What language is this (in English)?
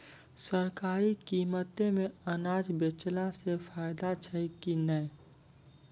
Maithili